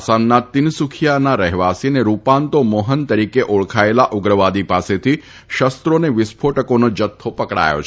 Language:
Gujarati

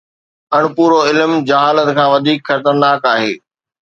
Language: Sindhi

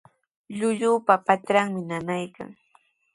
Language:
Sihuas Ancash Quechua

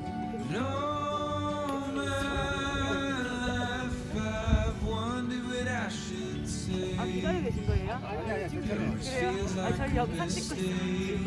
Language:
Korean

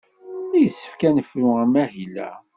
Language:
Kabyle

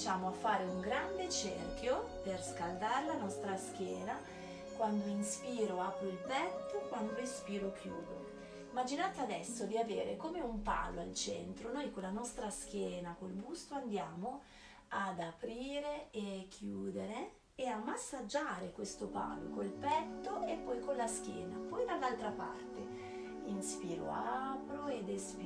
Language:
Italian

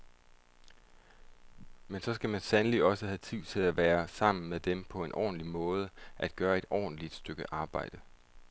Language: Danish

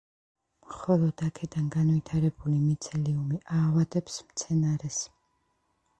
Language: Georgian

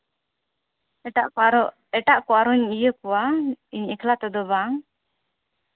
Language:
Santali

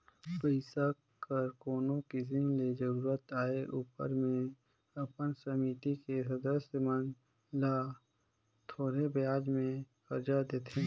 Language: Chhattisgarhi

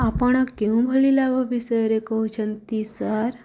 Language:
Odia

